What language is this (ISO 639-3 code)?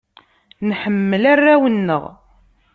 kab